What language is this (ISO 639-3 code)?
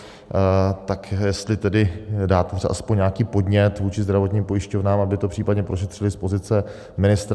ces